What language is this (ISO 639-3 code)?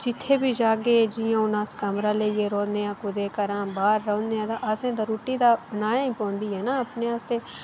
doi